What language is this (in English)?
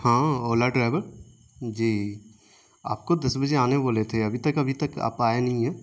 Urdu